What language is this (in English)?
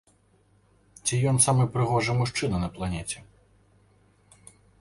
Belarusian